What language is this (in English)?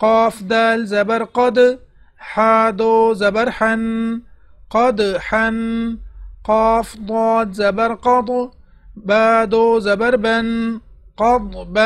Arabic